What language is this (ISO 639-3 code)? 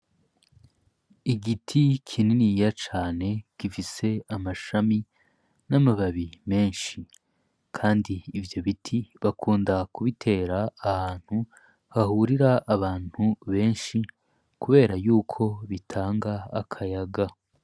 run